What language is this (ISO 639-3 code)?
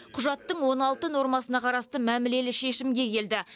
kaz